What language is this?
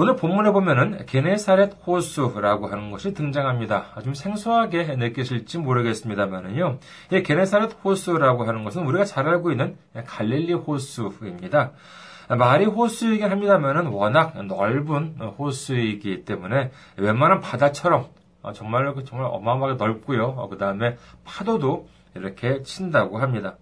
Korean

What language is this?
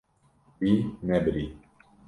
Kurdish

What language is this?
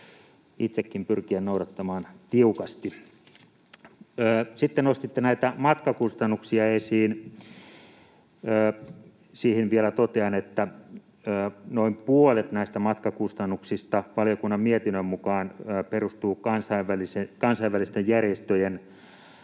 Finnish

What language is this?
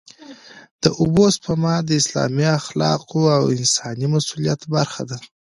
Pashto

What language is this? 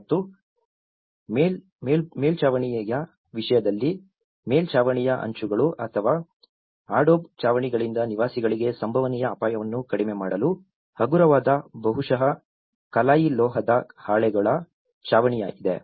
Kannada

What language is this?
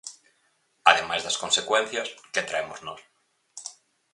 Galician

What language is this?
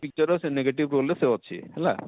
Odia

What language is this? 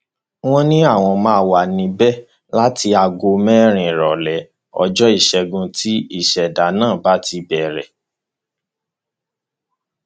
Yoruba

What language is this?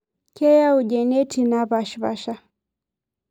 Masai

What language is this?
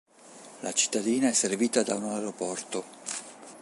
Italian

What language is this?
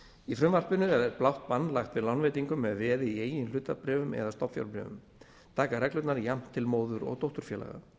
Icelandic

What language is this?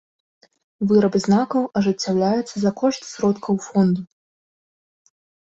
Belarusian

